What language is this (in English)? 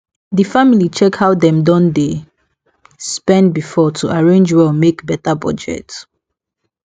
Nigerian Pidgin